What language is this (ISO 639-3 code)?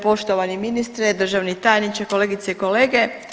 hrv